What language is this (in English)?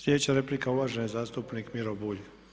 Croatian